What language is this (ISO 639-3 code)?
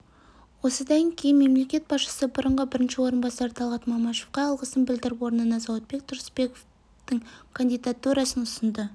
kaz